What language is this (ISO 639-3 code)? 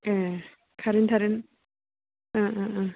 brx